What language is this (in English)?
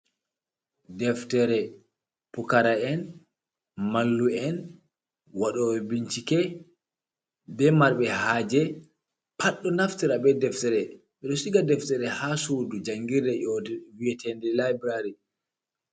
Fula